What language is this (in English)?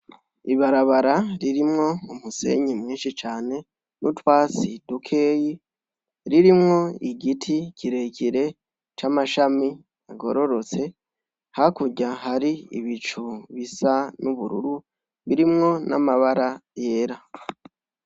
Rundi